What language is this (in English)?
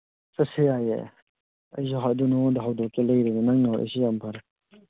Manipuri